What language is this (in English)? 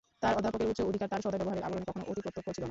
Bangla